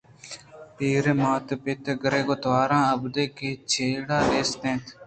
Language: Eastern Balochi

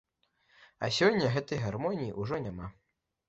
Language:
Belarusian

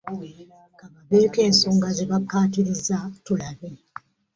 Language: Ganda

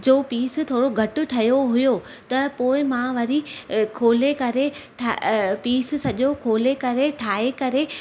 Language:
Sindhi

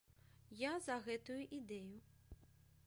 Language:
Belarusian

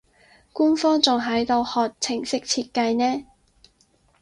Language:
Cantonese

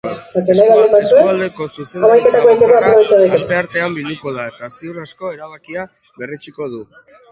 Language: Basque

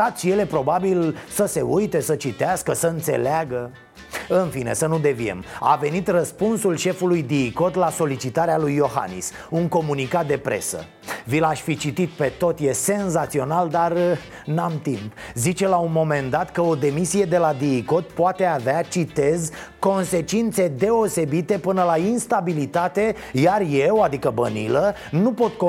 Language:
Romanian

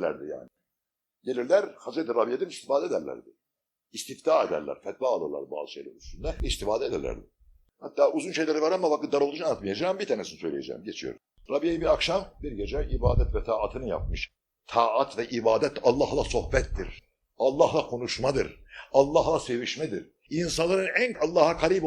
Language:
Turkish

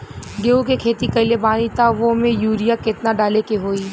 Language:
Bhojpuri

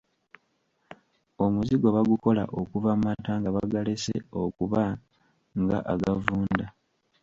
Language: Ganda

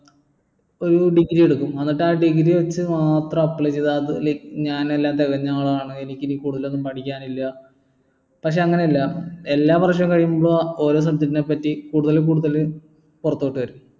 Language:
Malayalam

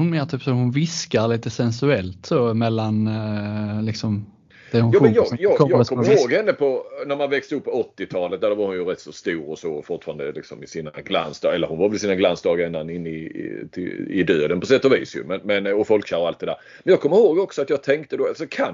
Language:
Swedish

